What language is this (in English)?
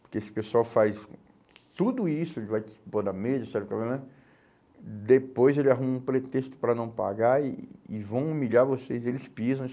Portuguese